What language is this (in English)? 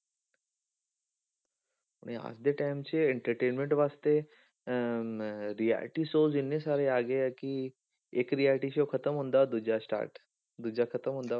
Punjabi